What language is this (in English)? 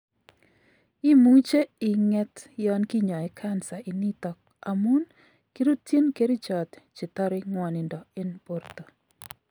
Kalenjin